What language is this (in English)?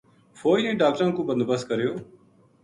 Gujari